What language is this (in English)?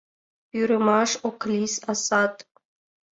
Mari